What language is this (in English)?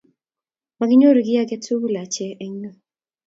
Kalenjin